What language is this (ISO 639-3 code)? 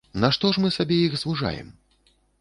bel